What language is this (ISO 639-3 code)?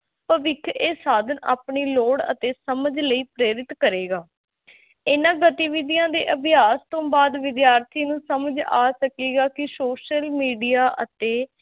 pan